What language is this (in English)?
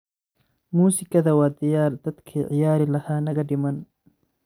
Somali